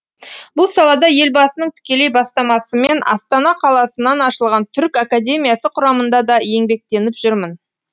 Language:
Kazakh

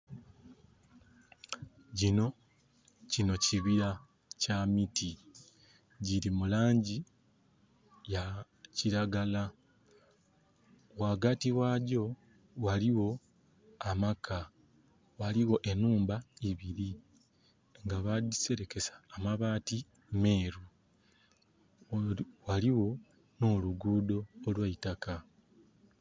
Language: Soga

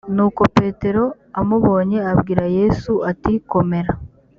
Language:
Kinyarwanda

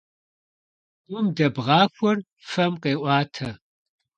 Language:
Kabardian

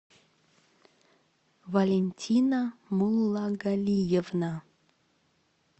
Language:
Russian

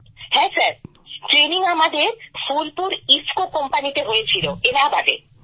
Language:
Bangla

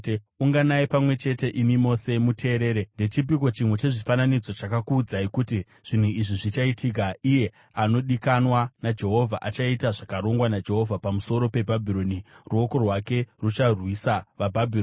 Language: Shona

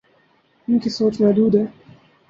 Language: Urdu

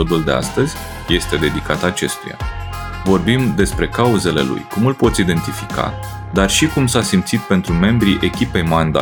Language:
Romanian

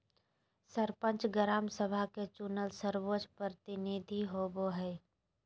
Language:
Magahi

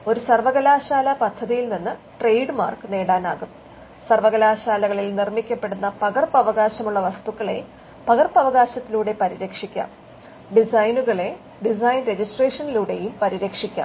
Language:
Malayalam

